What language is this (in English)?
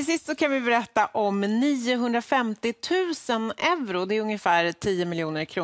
Swedish